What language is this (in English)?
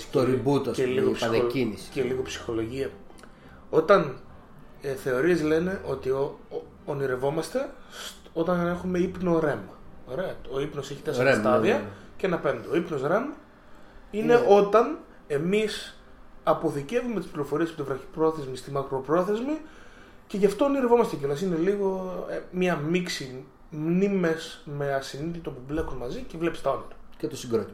Greek